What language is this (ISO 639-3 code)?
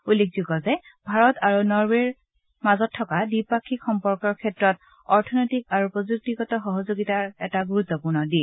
asm